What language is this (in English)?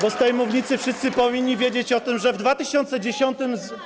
Polish